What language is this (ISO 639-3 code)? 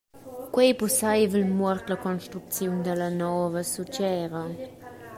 roh